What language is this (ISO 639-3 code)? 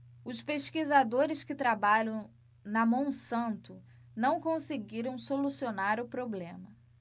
por